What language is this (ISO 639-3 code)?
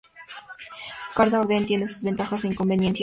spa